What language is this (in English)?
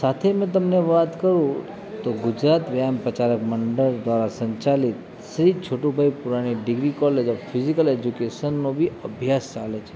Gujarati